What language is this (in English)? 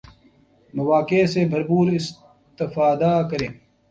Urdu